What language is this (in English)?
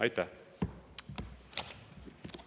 Estonian